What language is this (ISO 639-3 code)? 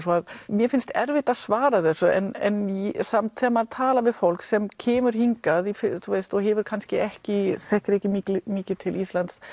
isl